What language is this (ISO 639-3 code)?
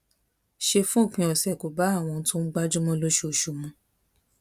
yor